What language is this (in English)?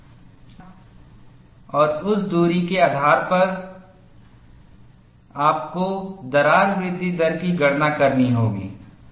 Hindi